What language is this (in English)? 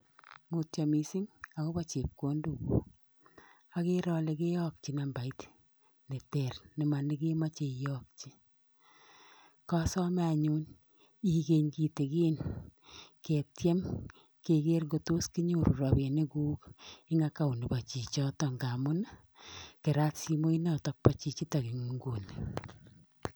Kalenjin